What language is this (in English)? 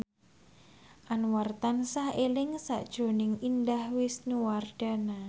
Javanese